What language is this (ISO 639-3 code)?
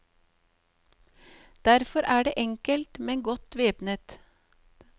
nor